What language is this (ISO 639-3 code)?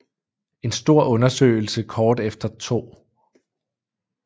dan